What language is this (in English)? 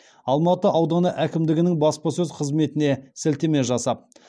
Kazakh